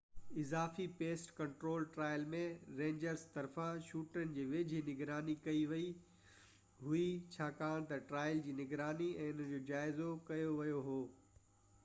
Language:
Sindhi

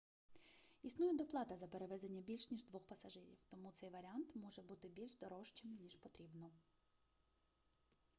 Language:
Ukrainian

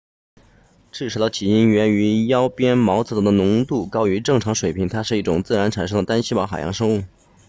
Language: Chinese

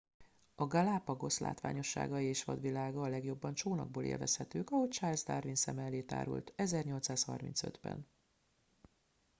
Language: Hungarian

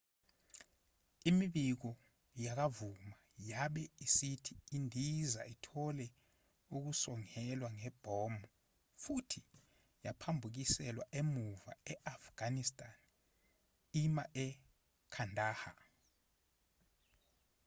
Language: Zulu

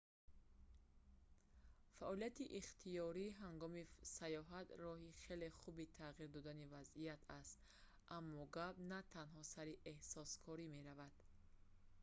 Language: Tajik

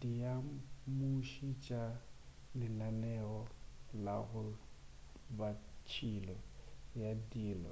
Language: Northern Sotho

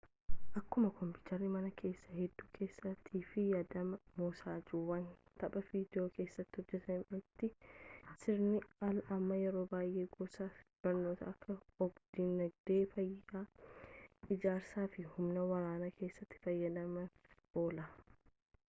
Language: Oromo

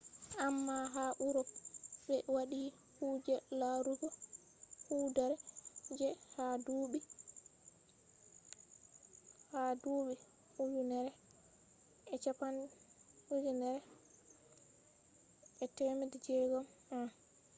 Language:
Fula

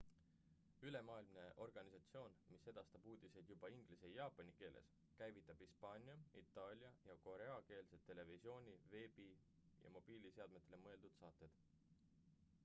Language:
Estonian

